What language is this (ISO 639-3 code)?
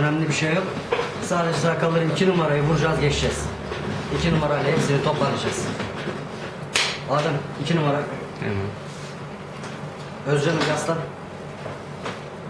tur